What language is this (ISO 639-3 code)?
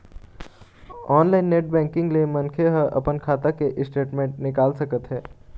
hne